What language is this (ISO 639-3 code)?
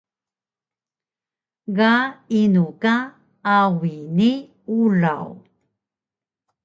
trv